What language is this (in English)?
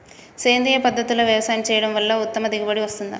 Telugu